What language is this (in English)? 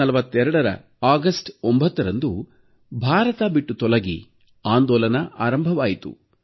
Kannada